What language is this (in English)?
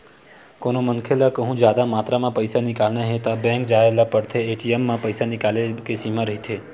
Chhattisgarhi